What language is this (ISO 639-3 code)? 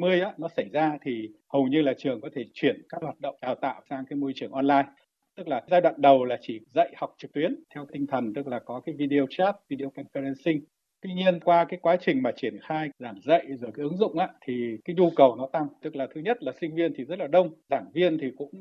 vie